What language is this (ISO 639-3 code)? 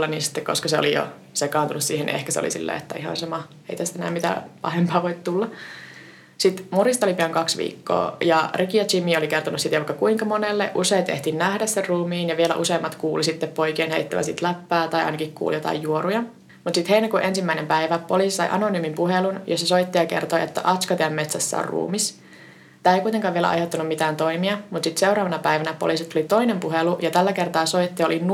fin